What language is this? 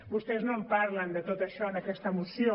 Catalan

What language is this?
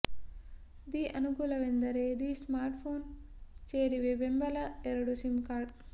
Kannada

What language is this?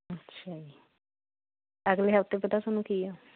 Punjabi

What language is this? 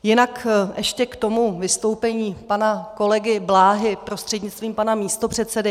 Czech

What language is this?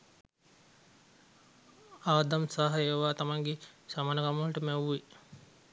Sinhala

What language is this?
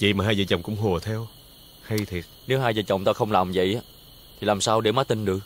Vietnamese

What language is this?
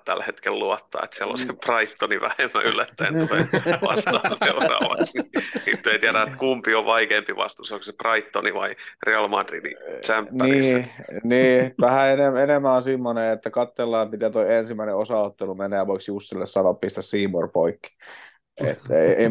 Finnish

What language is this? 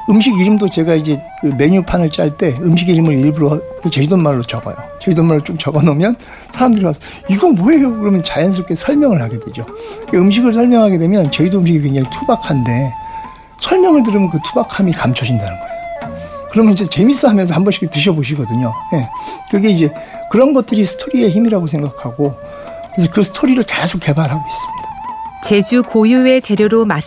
Korean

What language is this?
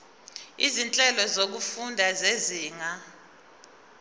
Zulu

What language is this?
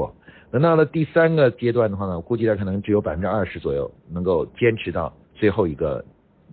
Chinese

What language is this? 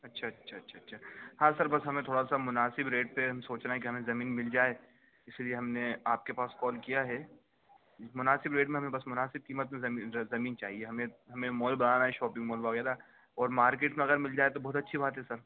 Urdu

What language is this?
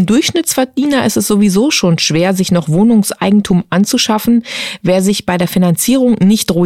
German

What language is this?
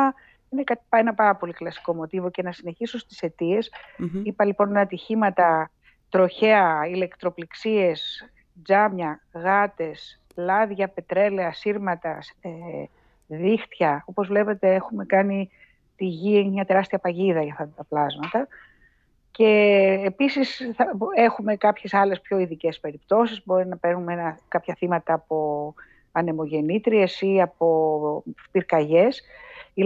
Greek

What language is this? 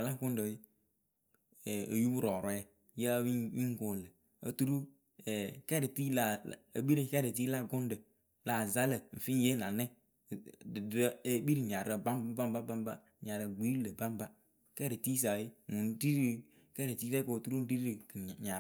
Akebu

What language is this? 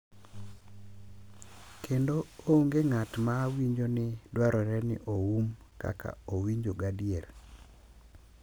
Luo (Kenya and Tanzania)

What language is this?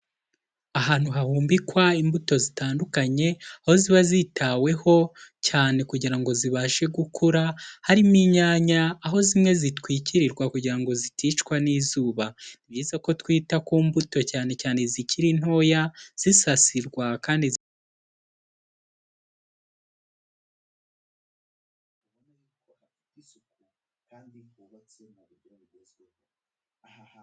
Kinyarwanda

